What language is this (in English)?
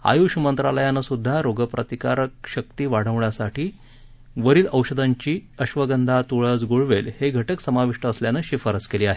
Marathi